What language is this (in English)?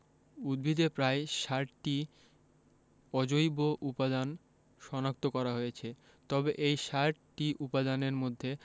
Bangla